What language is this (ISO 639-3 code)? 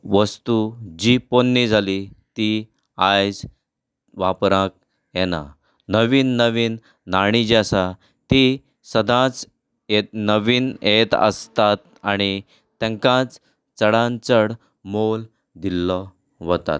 kok